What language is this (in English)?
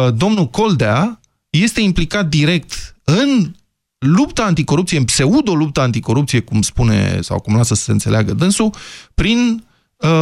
Romanian